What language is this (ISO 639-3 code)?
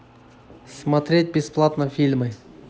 rus